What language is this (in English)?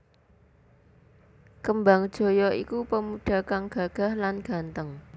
Javanese